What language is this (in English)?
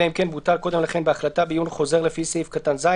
Hebrew